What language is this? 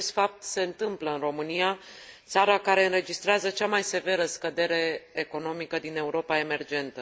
Romanian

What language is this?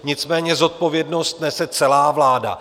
Czech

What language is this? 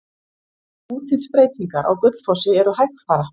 Icelandic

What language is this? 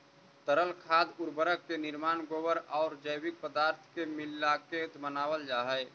Magahi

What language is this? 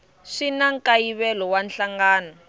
Tsonga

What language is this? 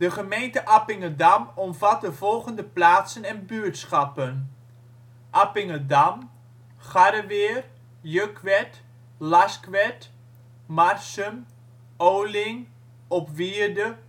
Dutch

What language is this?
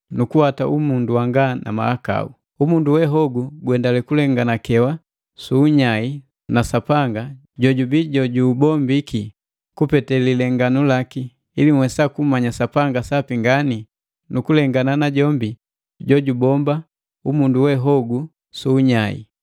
Matengo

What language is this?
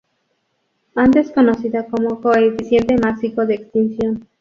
Spanish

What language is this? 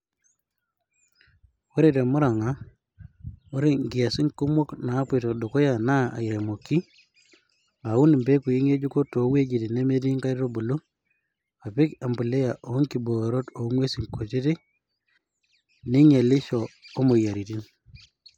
Masai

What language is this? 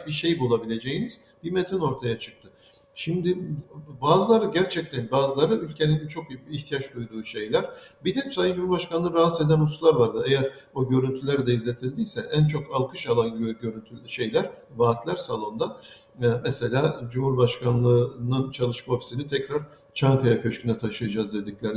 Turkish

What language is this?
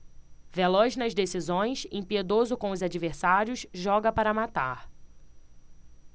Portuguese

